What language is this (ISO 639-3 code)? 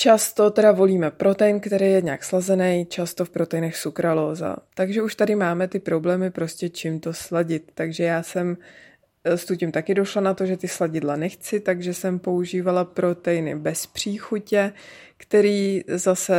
ces